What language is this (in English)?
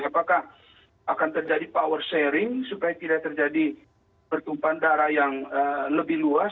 Indonesian